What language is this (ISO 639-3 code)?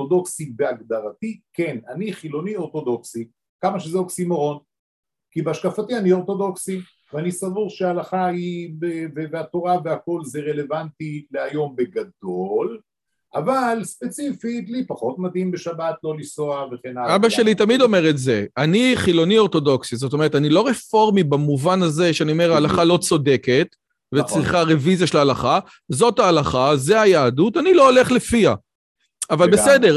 heb